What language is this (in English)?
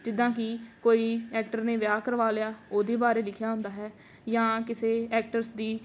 Punjabi